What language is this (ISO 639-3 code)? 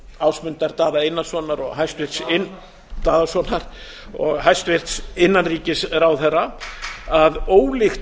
isl